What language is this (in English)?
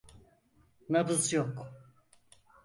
Turkish